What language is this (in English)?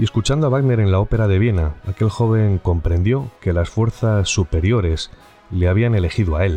Spanish